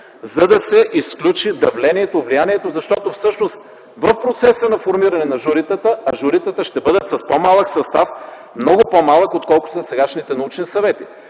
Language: Bulgarian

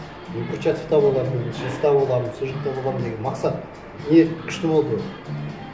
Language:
Kazakh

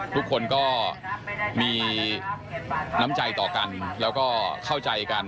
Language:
Thai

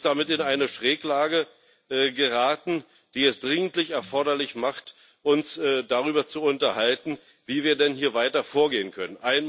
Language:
German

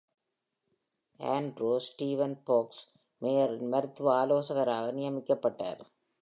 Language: Tamil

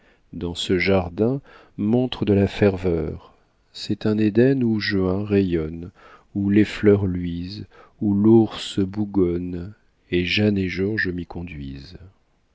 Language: French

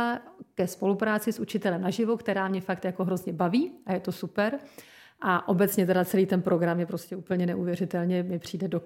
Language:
Czech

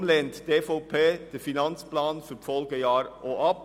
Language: Swiss German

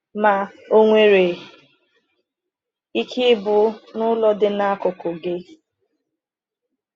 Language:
Igbo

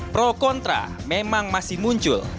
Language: Indonesian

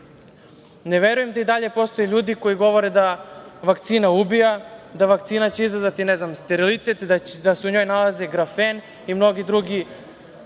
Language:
Serbian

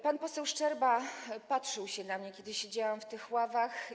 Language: Polish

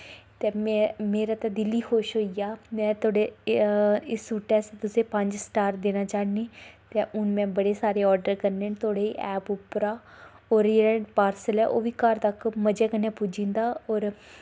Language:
Dogri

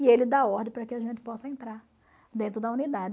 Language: Portuguese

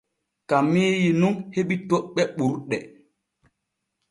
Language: Borgu Fulfulde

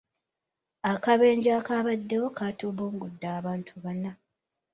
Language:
Ganda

